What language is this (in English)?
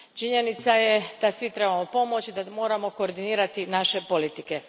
Croatian